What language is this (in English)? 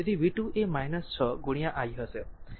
Gujarati